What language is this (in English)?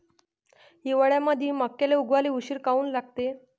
Marathi